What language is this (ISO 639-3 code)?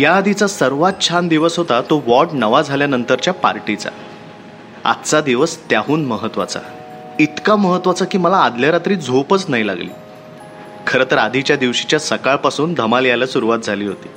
mar